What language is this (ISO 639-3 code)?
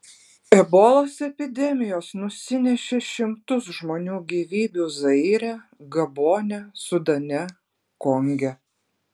lit